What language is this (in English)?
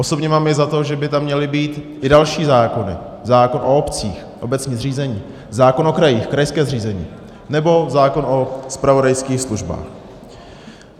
Czech